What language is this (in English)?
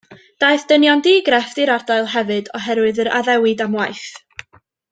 Welsh